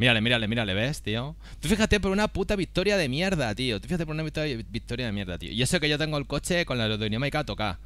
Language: Spanish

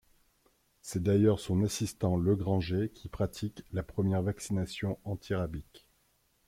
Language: French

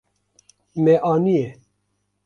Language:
Kurdish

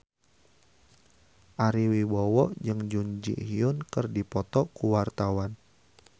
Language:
Sundanese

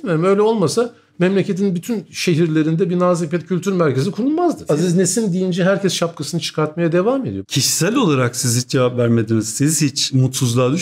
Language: Turkish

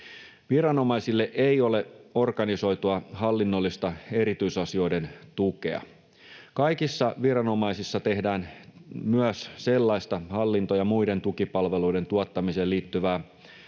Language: Finnish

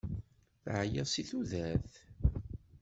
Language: Kabyle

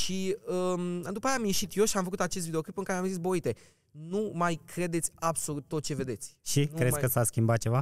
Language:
Romanian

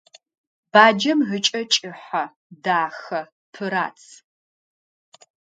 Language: Adyghe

